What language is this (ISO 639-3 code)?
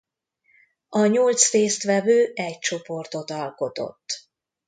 hun